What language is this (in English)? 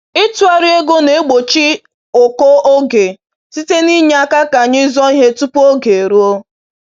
Igbo